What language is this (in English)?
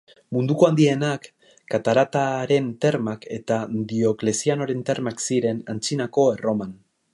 Basque